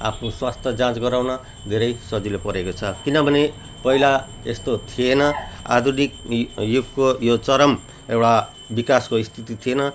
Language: Nepali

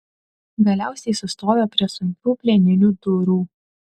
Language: Lithuanian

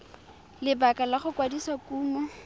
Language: Tswana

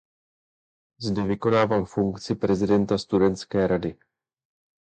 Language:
Czech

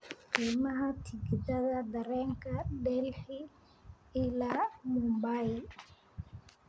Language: Somali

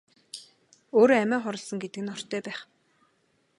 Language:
Mongolian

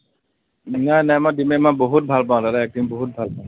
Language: Assamese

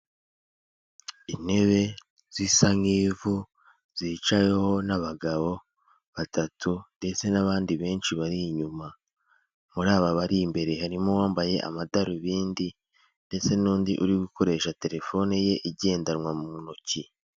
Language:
Kinyarwanda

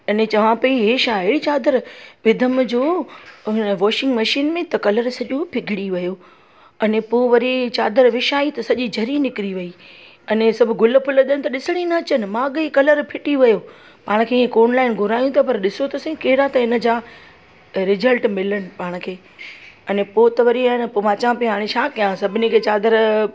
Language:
Sindhi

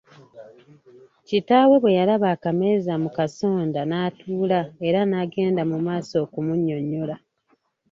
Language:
Ganda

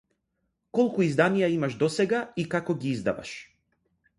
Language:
Macedonian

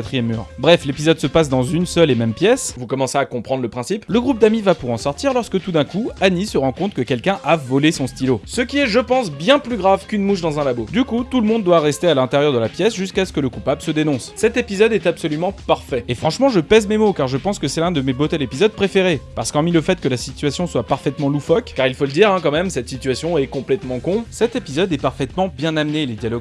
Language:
French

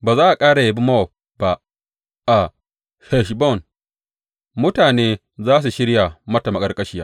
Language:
Hausa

